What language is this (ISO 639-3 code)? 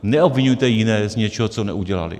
ces